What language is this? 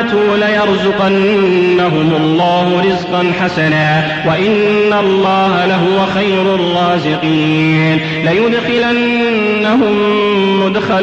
Arabic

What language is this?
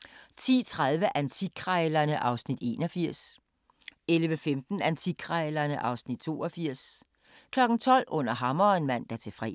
Danish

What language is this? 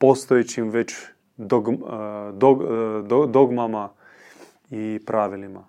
Croatian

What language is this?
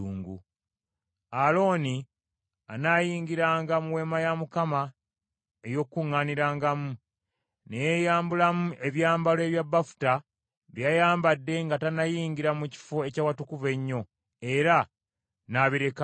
Ganda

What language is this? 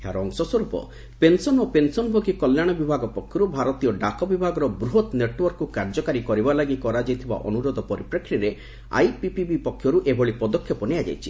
Odia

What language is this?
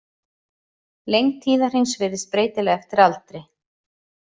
Icelandic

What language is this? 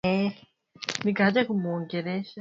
Swahili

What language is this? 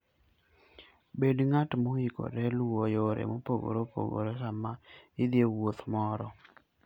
Luo (Kenya and Tanzania)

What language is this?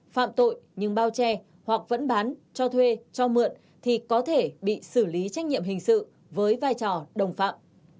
Vietnamese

